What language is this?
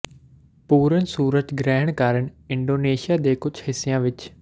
Punjabi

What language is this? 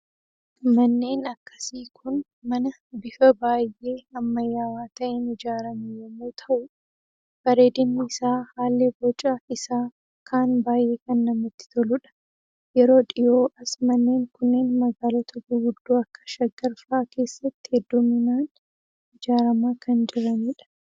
Oromo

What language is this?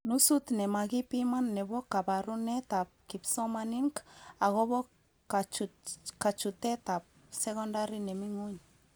Kalenjin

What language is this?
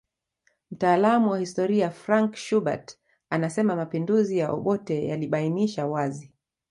Swahili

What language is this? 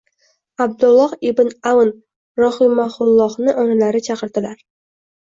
Uzbek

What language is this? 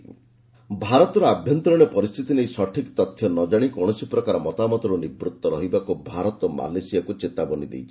Odia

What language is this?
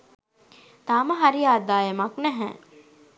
Sinhala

